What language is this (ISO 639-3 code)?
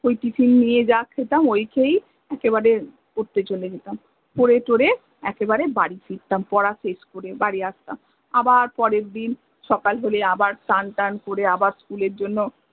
ben